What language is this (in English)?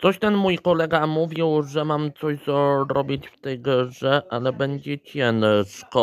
Polish